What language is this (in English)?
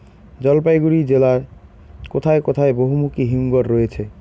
Bangla